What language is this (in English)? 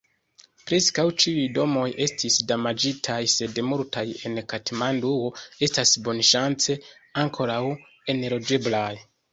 Esperanto